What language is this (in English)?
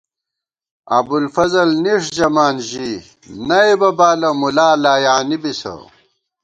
Gawar-Bati